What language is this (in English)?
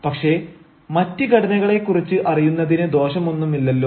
Malayalam